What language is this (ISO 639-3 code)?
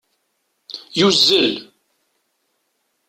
kab